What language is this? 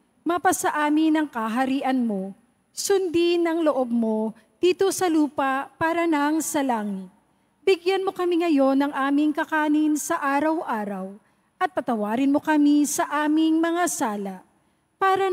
Filipino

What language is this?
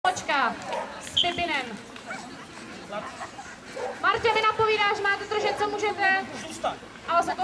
Czech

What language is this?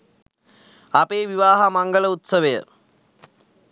Sinhala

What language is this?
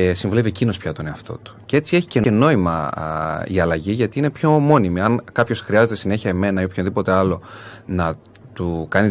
Greek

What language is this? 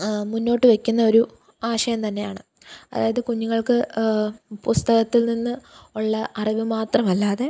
Malayalam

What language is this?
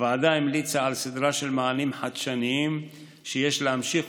Hebrew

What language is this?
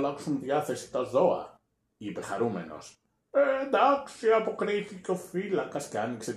Greek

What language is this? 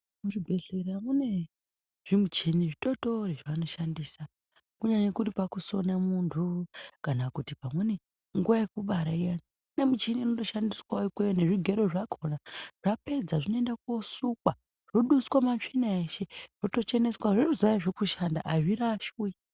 Ndau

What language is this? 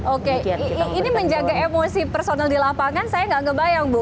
Indonesian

